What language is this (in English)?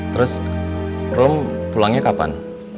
Indonesian